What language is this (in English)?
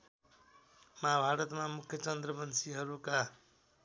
Nepali